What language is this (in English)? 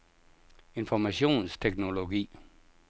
Danish